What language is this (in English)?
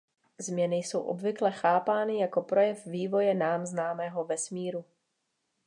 Czech